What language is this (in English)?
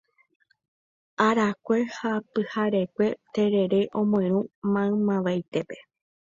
Guarani